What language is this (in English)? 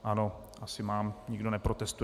Czech